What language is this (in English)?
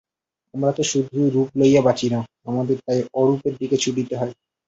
Bangla